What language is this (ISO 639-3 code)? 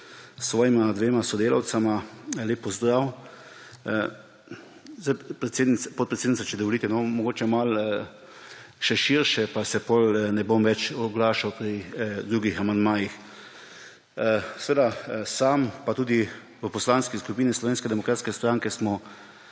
slv